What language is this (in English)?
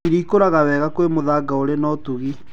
Kikuyu